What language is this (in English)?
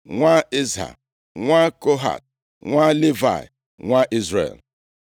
Igbo